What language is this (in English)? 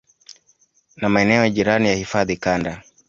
Swahili